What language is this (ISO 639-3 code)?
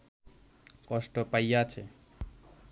ben